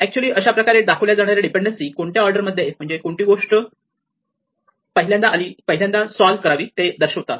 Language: Marathi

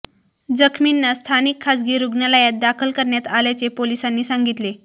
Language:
Marathi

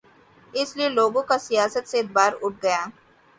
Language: Urdu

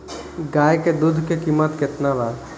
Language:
Bhojpuri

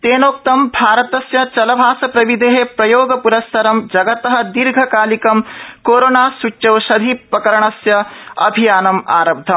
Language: Sanskrit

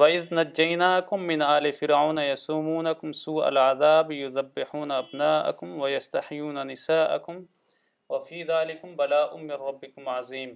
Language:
Urdu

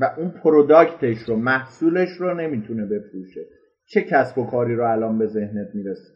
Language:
Persian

